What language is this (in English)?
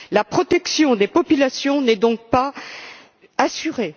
French